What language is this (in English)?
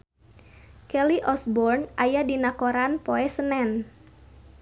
Sundanese